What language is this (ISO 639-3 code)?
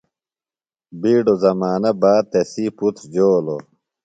phl